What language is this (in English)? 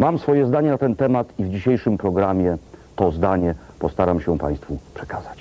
Polish